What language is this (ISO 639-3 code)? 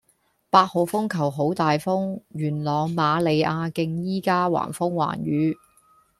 yue